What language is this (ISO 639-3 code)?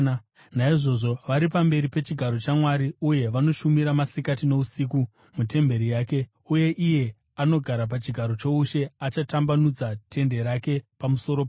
sna